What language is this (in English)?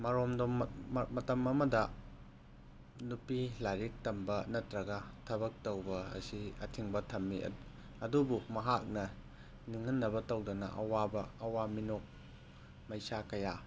Manipuri